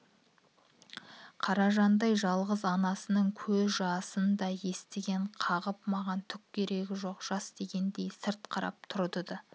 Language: Kazakh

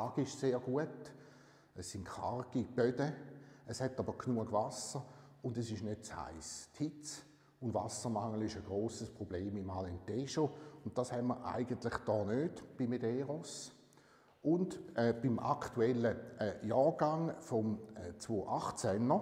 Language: German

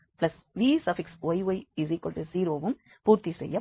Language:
Tamil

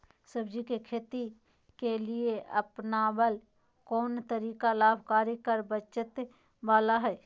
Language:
Magahi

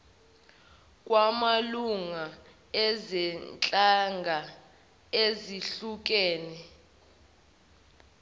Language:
Zulu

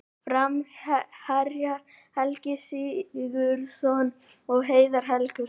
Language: Icelandic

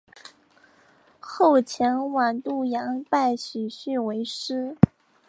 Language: Chinese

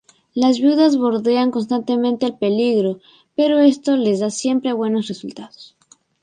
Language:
Spanish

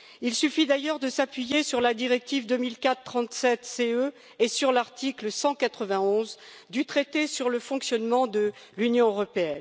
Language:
French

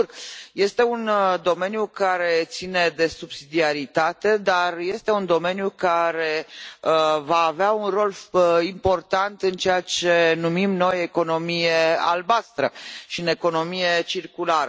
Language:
Romanian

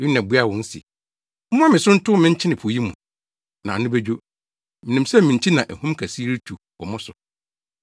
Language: Akan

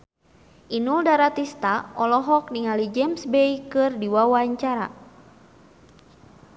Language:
Sundanese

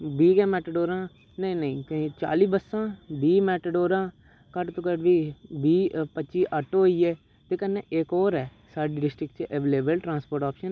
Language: Dogri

